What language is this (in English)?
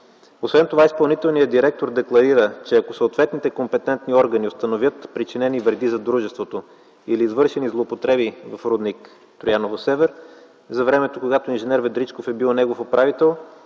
Bulgarian